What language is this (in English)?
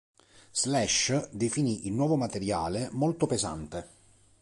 Italian